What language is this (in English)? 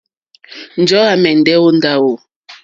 Mokpwe